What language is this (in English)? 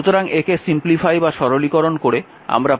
Bangla